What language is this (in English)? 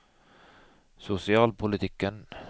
Norwegian